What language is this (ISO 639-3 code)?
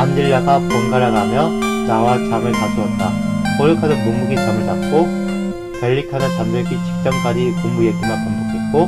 kor